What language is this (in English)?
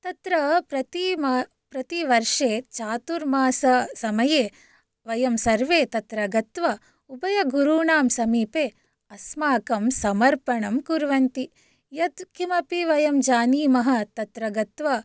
Sanskrit